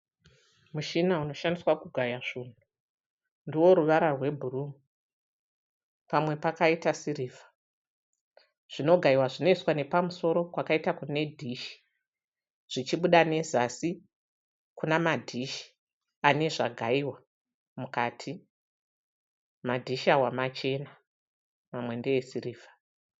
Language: Shona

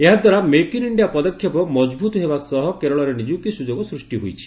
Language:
Odia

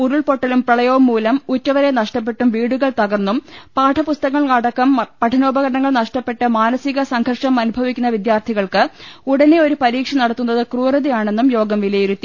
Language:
Malayalam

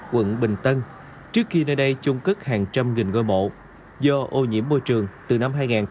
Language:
Vietnamese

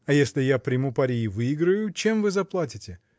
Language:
Russian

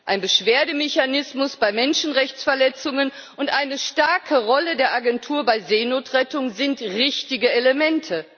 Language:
German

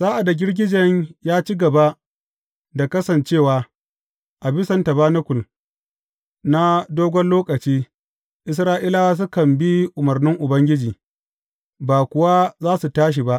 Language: Hausa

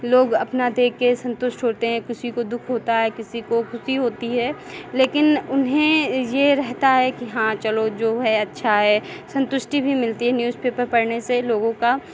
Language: Hindi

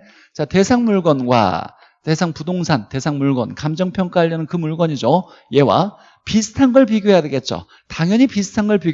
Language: Korean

